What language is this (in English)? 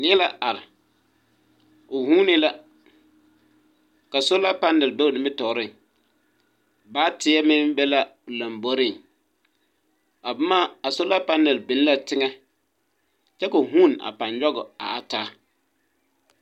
Southern Dagaare